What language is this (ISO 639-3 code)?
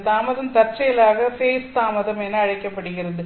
tam